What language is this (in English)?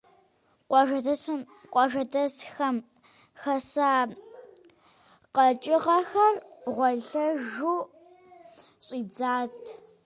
Kabardian